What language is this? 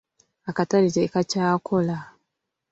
Ganda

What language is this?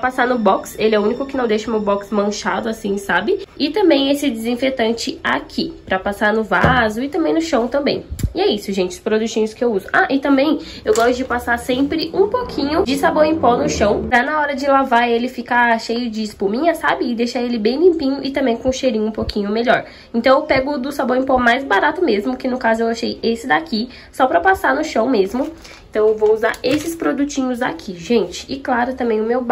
Portuguese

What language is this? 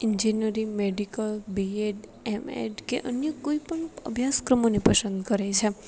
Gujarati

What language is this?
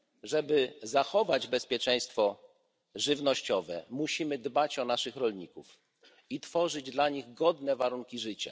Polish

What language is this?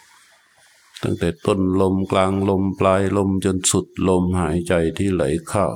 Thai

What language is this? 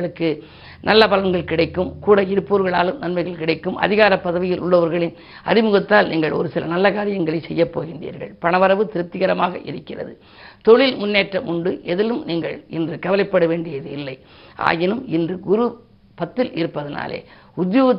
Tamil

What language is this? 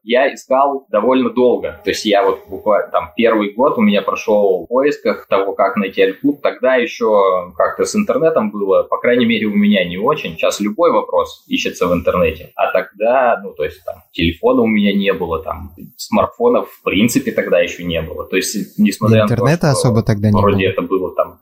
Russian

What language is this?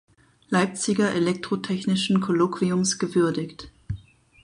German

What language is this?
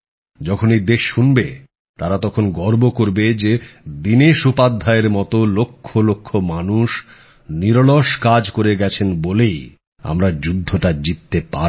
Bangla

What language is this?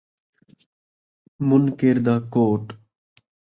Saraiki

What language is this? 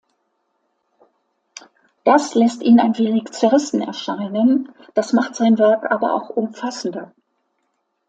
German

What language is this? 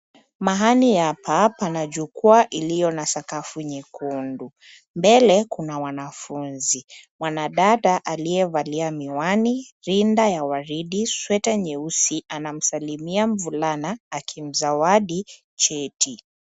Swahili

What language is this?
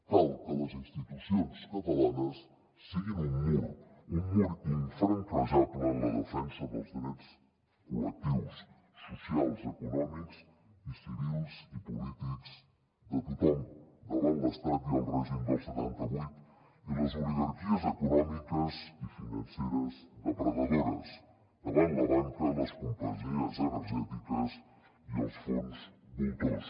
Catalan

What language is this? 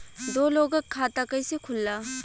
Bhojpuri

